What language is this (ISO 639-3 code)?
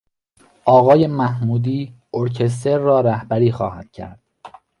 fas